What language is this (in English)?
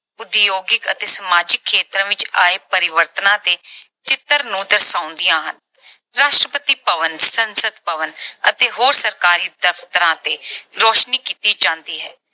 Punjabi